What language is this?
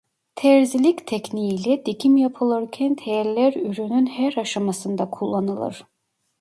Turkish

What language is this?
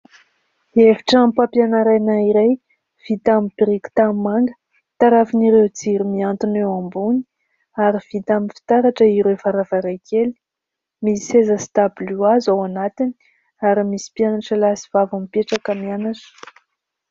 Malagasy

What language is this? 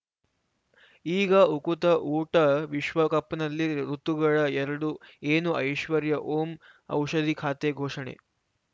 Kannada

